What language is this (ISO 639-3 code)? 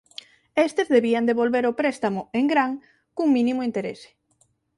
glg